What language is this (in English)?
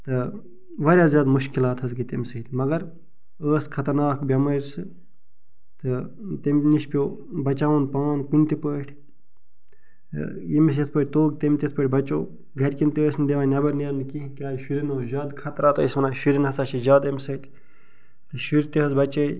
Kashmiri